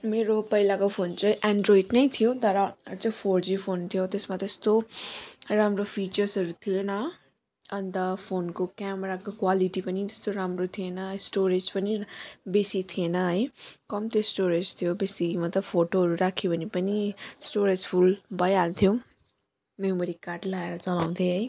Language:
Nepali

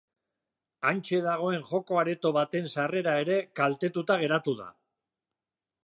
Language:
Basque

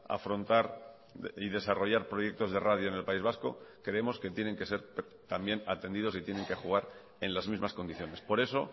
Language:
Spanish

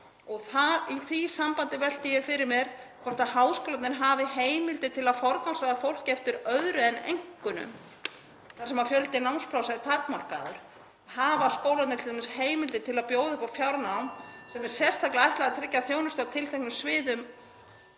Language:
Icelandic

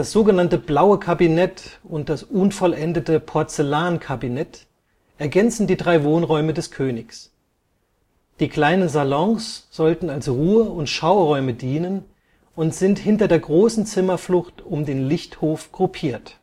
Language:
German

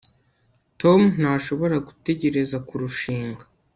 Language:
Kinyarwanda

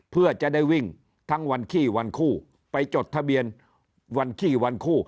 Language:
Thai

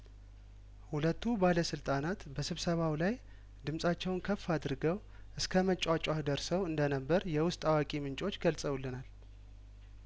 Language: Amharic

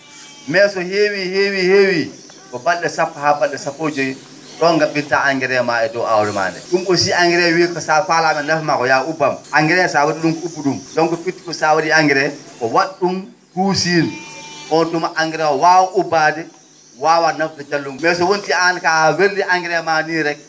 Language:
Fula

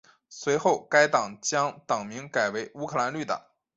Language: Chinese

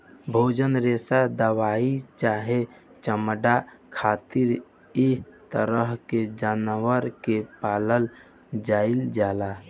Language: Bhojpuri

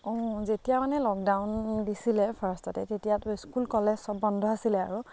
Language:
Assamese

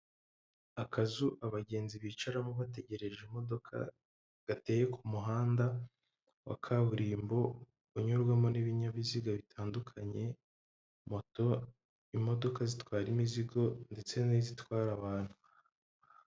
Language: Kinyarwanda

